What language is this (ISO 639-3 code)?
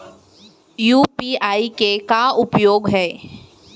hne